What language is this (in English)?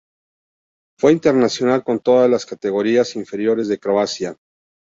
Spanish